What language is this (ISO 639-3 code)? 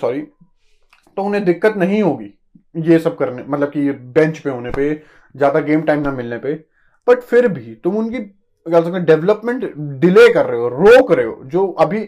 hin